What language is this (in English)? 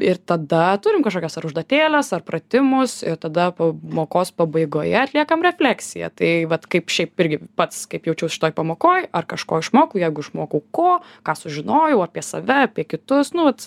Lithuanian